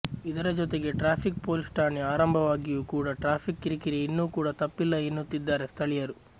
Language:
Kannada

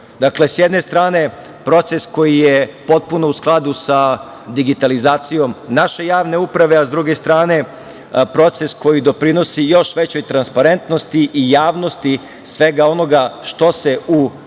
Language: Serbian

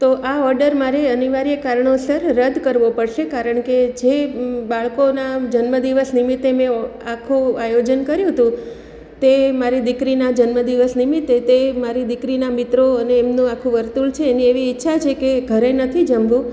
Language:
Gujarati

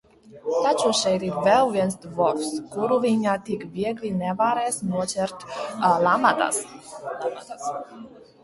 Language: Latvian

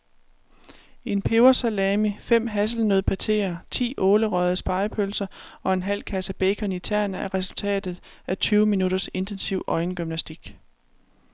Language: Danish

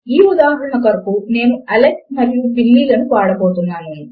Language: Telugu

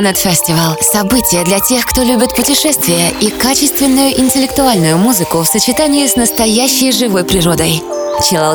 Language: Russian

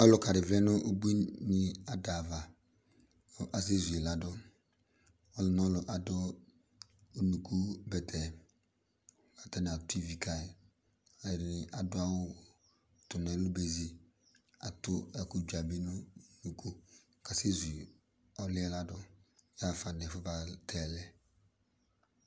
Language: Ikposo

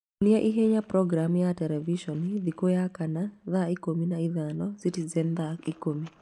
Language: Kikuyu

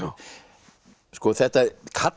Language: Icelandic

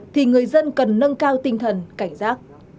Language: Vietnamese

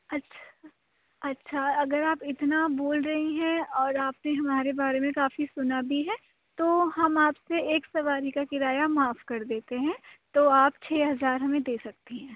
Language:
Urdu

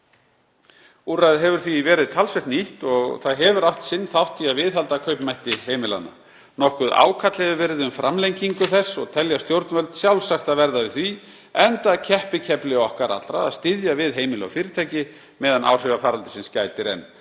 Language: Icelandic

